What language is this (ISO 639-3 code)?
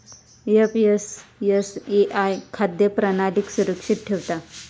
mar